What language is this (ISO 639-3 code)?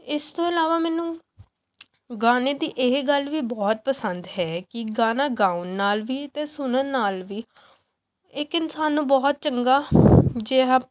pan